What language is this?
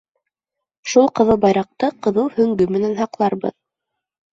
Bashkir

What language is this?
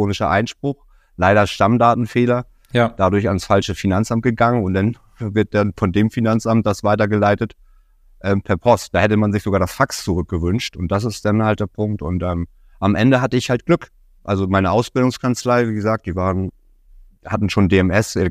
German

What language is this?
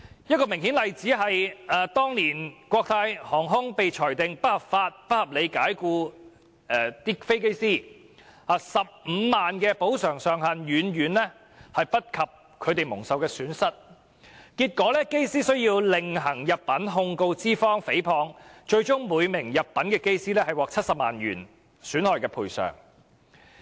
Cantonese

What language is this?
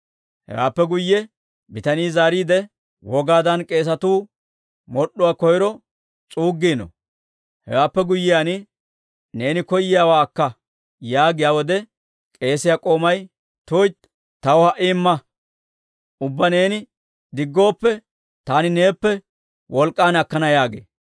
Dawro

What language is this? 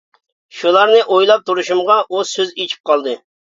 Uyghur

